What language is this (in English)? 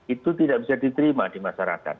Indonesian